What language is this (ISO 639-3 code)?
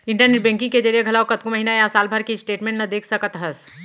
hne